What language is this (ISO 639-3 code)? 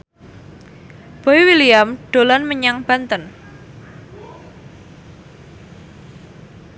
jav